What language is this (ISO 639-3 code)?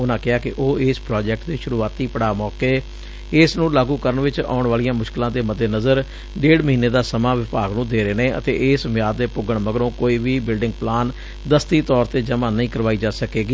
pan